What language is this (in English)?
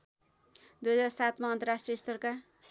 Nepali